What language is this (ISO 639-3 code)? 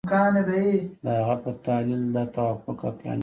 pus